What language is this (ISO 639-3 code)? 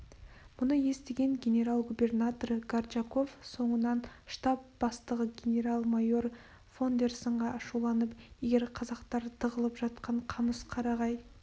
kaz